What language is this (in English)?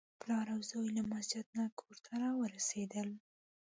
Pashto